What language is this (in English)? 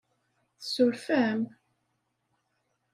Kabyle